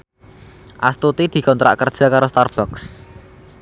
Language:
Javanese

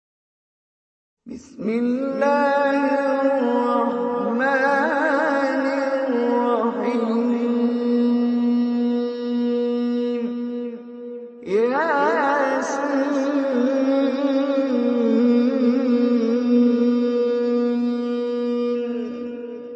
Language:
Urdu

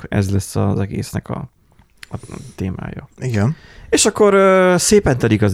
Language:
Hungarian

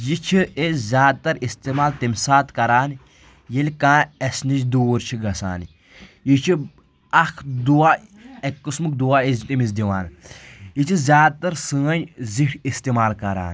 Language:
Kashmiri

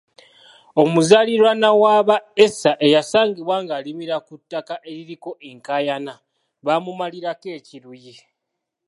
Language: Ganda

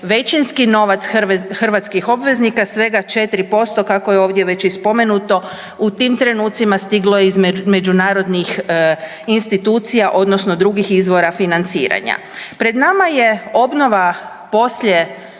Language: Croatian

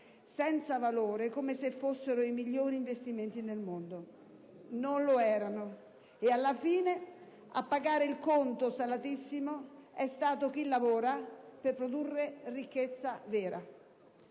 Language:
Italian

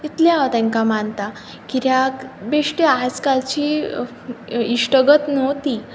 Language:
Konkani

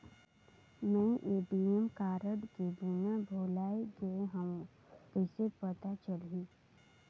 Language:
Chhattisgarhi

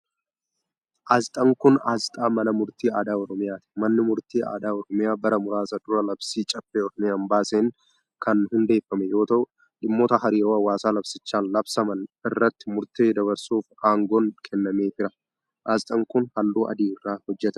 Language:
Oromo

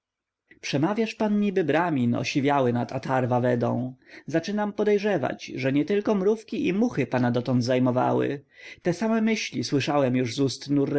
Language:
Polish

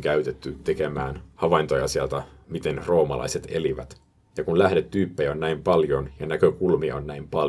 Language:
Finnish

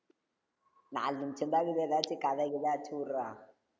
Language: Tamil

